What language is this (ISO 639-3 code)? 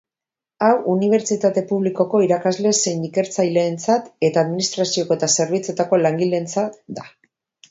eus